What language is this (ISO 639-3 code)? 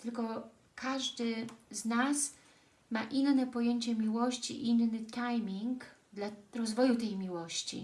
pol